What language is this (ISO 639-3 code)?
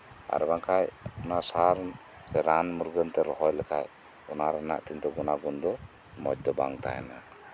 sat